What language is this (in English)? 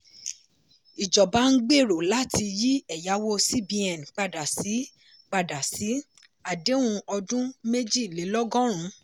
Yoruba